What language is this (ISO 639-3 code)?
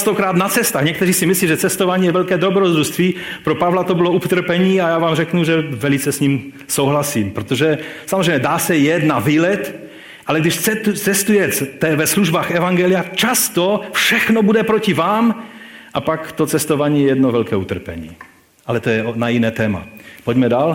ces